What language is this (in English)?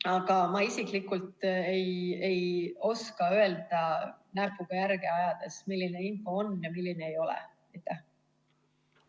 Estonian